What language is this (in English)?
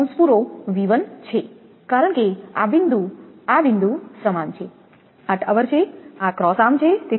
Gujarati